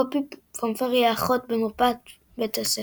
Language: Hebrew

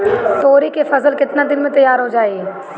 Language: Bhojpuri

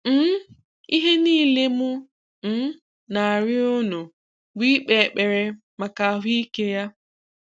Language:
Igbo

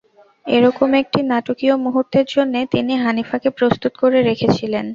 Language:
Bangla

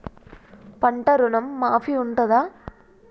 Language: Telugu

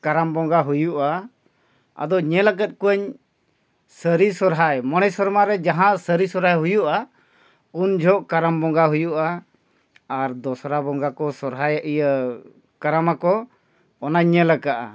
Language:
Santali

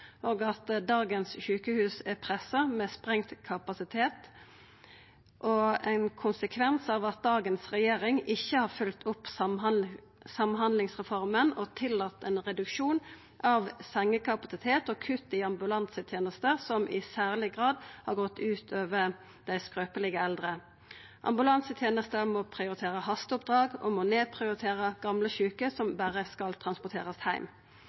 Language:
Norwegian Nynorsk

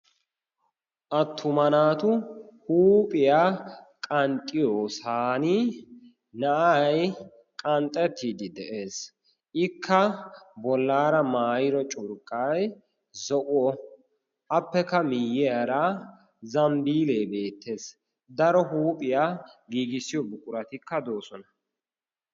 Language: Wolaytta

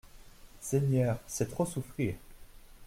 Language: French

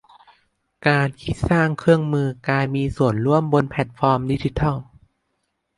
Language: Thai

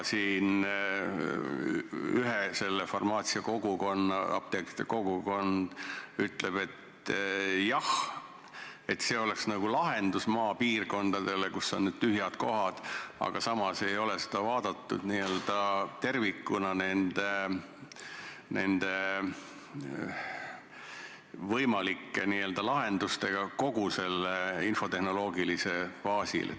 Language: Estonian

